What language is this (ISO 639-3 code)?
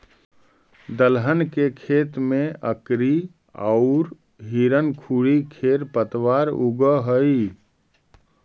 mag